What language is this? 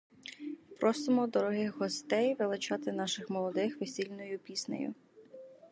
Ukrainian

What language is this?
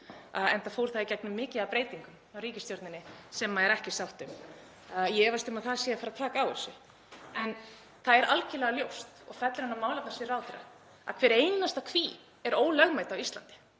Icelandic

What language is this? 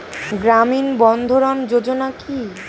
Bangla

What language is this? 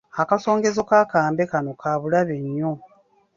Ganda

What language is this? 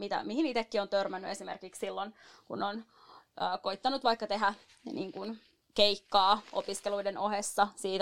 Finnish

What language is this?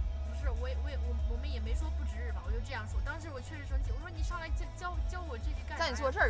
Chinese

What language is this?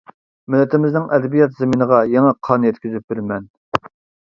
Uyghur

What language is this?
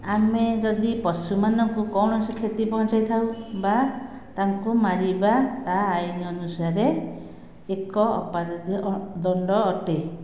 Odia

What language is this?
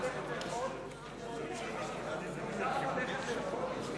Hebrew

